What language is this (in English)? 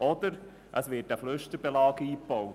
Swiss German